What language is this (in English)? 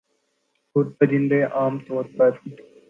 Urdu